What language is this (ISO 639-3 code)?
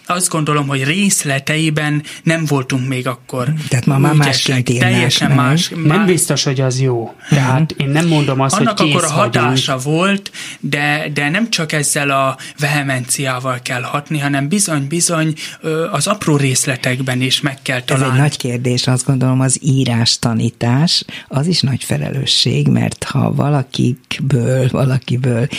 hun